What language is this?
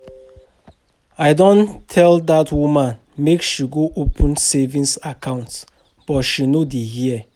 Nigerian Pidgin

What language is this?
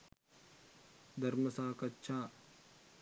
Sinhala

